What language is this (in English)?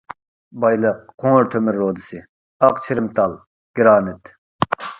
Uyghur